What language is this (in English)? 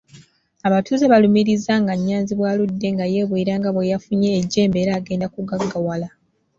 Ganda